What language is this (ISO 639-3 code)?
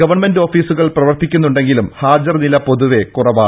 mal